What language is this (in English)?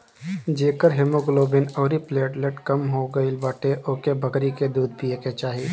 Bhojpuri